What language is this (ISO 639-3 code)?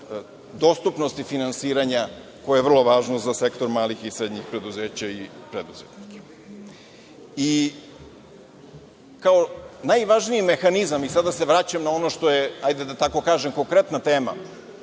srp